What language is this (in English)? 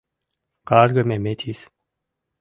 Mari